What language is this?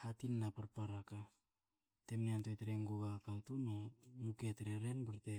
Hakö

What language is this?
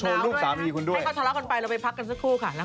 Thai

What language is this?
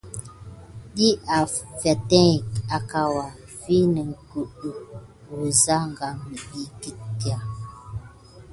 Gidar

